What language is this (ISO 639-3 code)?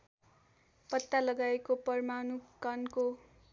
nep